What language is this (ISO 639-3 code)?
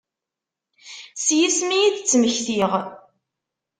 kab